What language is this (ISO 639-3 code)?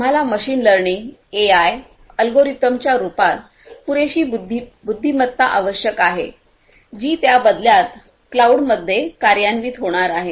mar